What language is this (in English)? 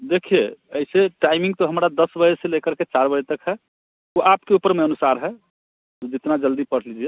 Hindi